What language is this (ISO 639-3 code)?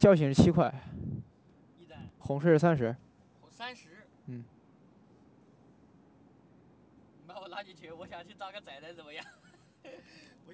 zho